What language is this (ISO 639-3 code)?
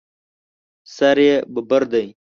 pus